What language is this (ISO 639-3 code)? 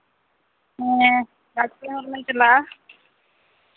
sat